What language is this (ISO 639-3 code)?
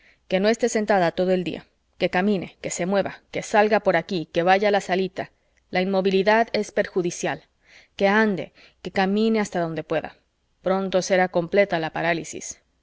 spa